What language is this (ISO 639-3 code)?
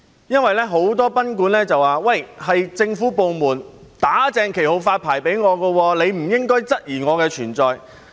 yue